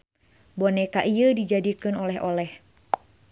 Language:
Sundanese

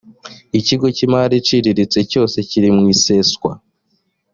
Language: Kinyarwanda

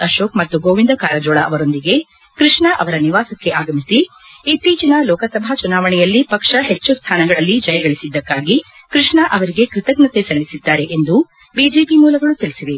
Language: Kannada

